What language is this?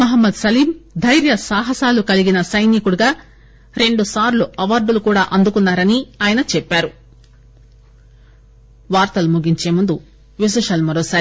Telugu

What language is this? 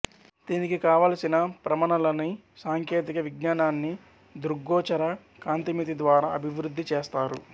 Telugu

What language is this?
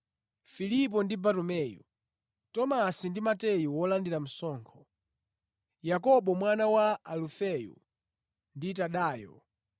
Nyanja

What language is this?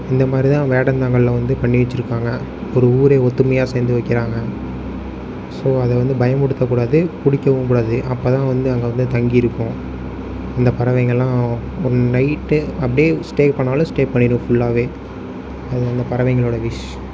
Tamil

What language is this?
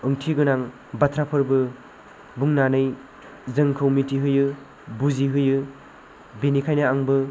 Bodo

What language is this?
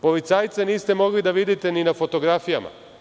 Serbian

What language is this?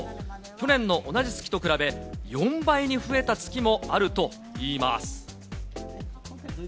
Japanese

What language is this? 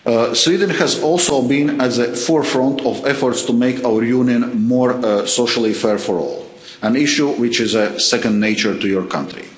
English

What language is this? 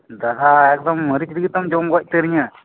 Santali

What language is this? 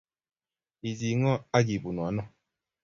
Kalenjin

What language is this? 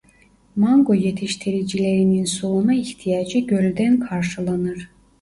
Turkish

